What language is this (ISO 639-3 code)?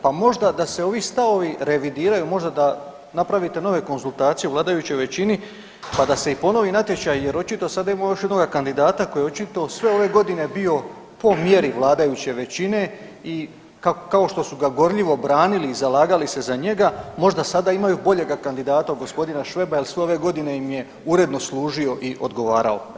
hrv